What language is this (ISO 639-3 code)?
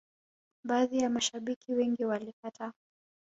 swa